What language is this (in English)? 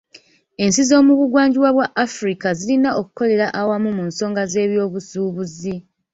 Ganda